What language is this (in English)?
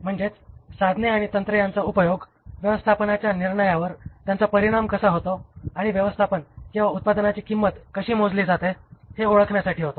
Marathi